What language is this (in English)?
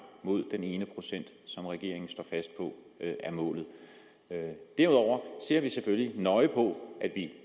Danish